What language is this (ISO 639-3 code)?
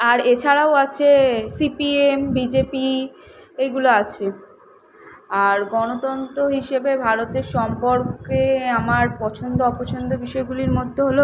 ben